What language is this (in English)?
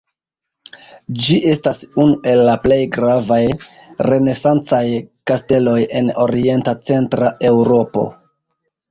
Esperanto